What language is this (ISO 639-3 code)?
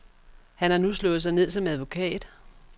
dan